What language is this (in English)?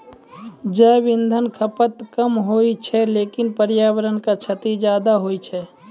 Maithili